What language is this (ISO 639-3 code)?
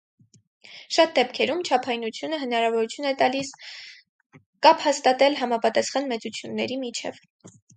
hye